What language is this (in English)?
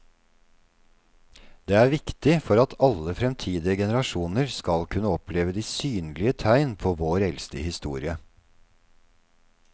Norwegian